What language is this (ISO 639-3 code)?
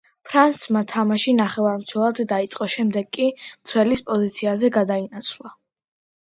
kat